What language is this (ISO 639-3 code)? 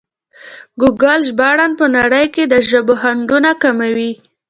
pus